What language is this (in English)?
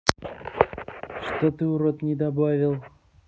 Russian